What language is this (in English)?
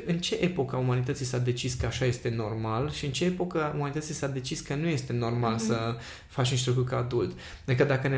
Romanian